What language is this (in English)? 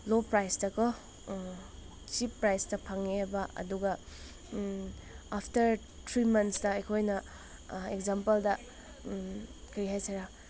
Manipuri